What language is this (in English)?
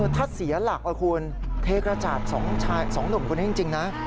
Thai